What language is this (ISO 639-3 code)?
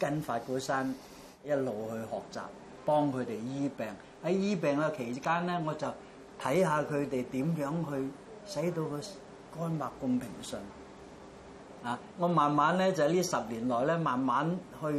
zho